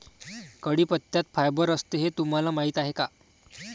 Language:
Marathi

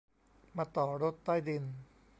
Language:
Thai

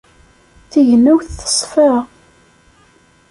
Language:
Kabyle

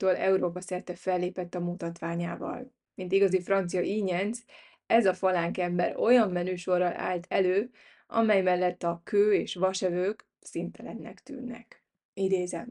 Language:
Hungarian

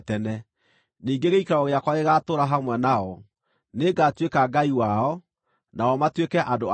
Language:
Kikuyu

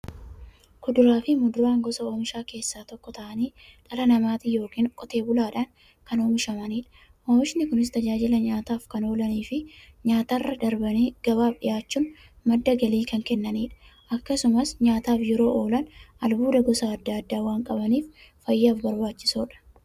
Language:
Oromo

